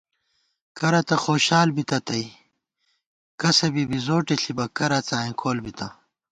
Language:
Gawar-Bati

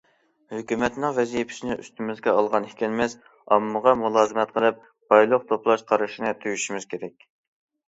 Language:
Uyghur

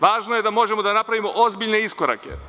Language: Serbian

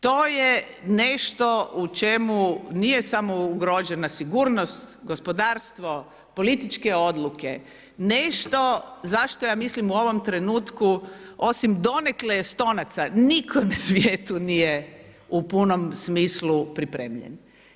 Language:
Croatian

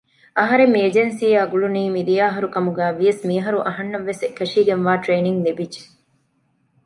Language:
Divehi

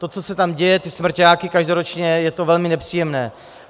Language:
Czech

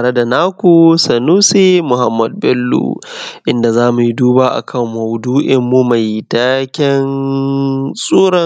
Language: Hausa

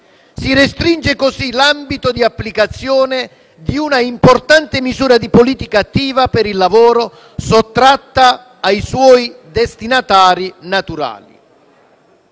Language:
Italian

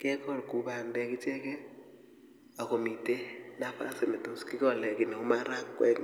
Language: Kalenjin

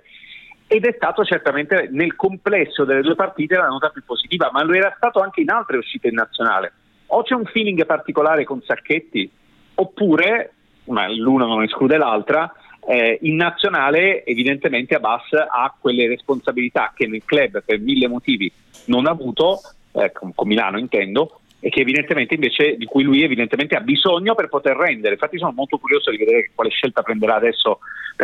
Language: Italian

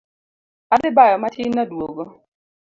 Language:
Luo (Kenya and Tanzania)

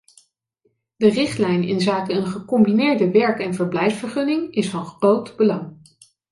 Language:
Dutch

